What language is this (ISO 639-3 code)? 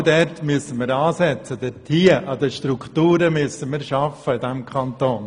gsw